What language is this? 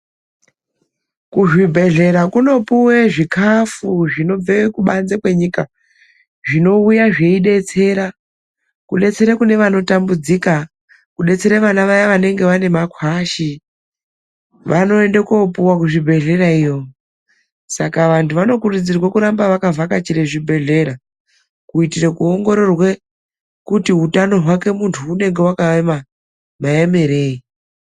Ndau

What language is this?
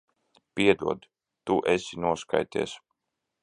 Latvian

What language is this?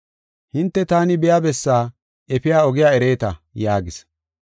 Gofa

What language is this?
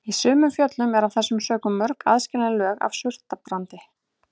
Icelandic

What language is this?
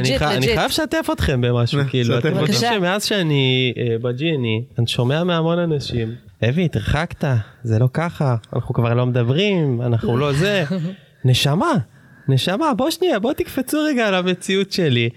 Hebrew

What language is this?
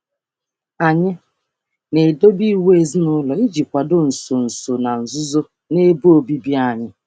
Igbo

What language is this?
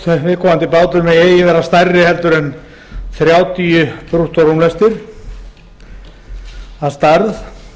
Icelandic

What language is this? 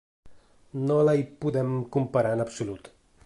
Catalan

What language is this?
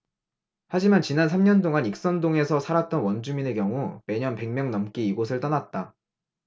Korean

